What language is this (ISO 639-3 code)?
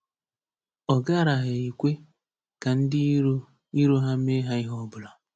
ibo